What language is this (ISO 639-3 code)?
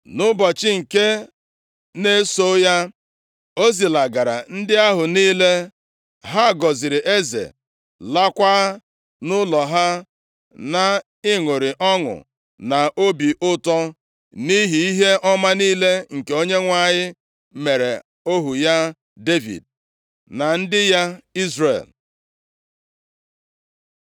ibo